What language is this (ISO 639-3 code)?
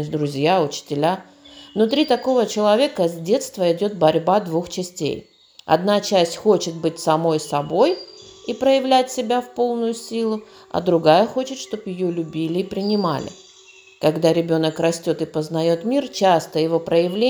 rus